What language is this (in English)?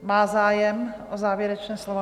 Czech